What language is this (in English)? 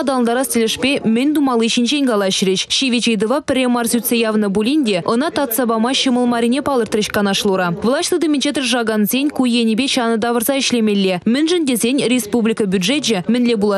Russian